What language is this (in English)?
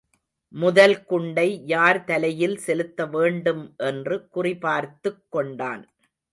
Tamil